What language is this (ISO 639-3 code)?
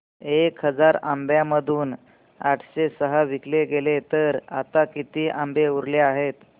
mar